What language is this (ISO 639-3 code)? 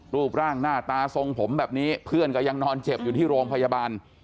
tha